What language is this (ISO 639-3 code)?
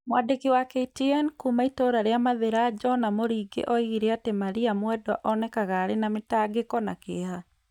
kik